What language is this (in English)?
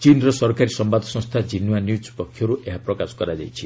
Odia